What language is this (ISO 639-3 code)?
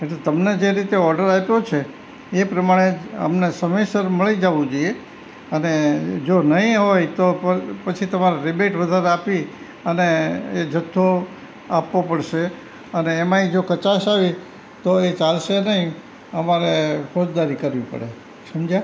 guj